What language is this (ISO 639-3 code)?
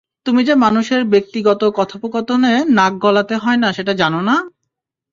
ben